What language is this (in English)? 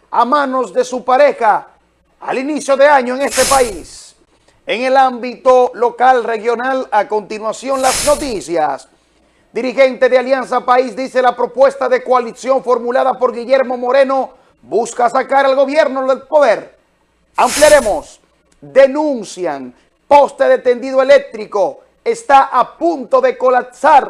Spanish